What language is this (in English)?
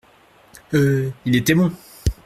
French